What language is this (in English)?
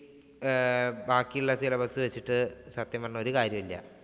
Malayalam